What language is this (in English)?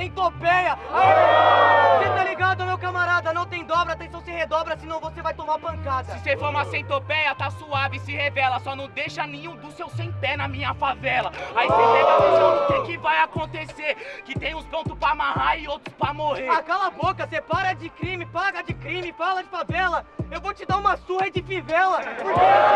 Portuguese